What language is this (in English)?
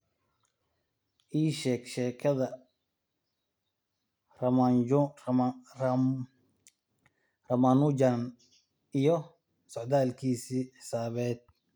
Somali